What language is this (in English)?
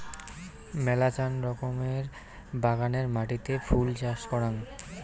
Bangla